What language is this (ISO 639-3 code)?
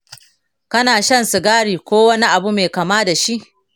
hau